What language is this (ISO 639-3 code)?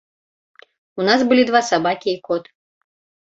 bel